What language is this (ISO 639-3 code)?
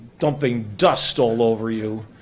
eng